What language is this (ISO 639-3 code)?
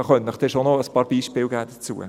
gsw